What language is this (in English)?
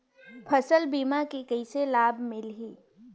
Chhattisgarhi